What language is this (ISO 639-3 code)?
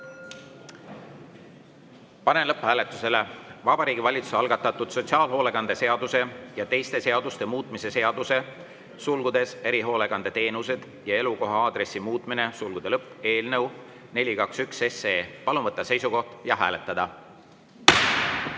est